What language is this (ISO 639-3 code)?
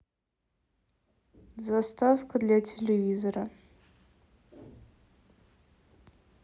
rus